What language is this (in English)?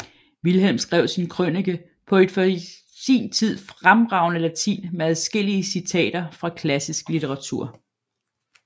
Danish